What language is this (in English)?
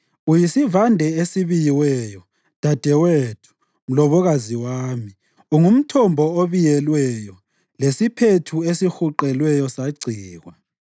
North Ndebele